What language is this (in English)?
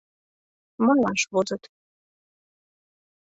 Mari